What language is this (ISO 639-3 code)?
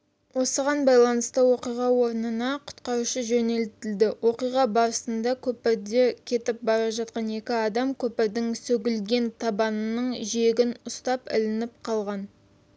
kaz